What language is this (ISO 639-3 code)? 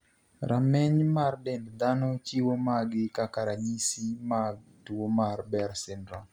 luo